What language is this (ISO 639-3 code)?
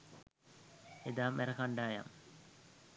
sin